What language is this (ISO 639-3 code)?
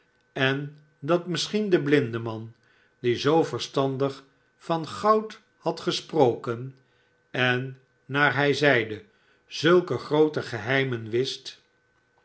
nld